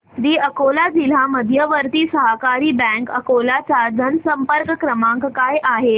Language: Marathi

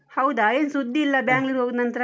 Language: Kannada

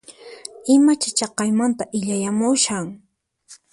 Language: Puno Quechua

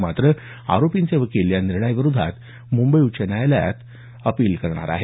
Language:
Marathi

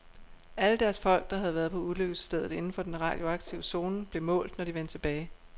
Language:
Danish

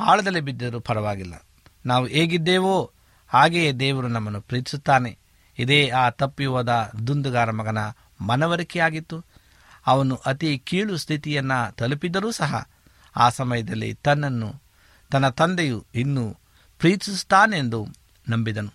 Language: Kannada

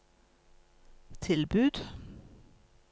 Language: Norwegian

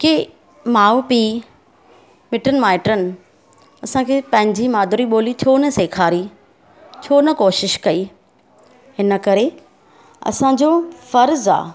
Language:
Sindhi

